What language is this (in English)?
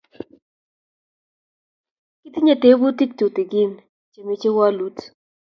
Kalenjin